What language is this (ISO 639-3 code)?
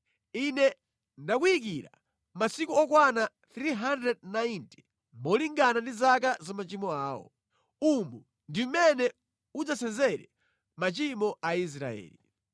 nya